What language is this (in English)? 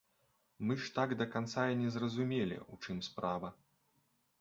Belarusian